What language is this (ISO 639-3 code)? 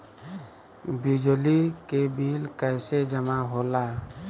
bho